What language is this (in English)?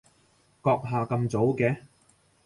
Cantonese